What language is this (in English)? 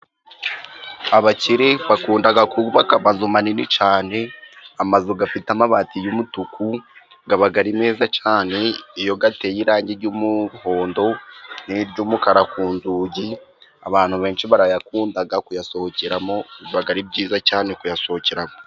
Kinyarwanda